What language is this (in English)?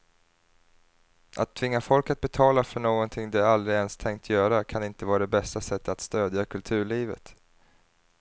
Swedish